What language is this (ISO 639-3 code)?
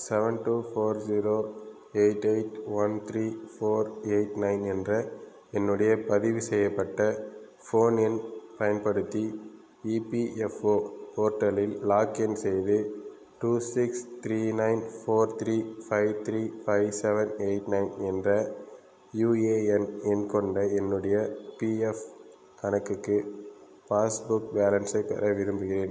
tam